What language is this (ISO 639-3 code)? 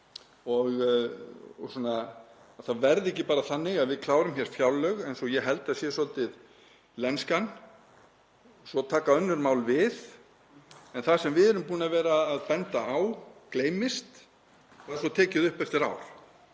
isl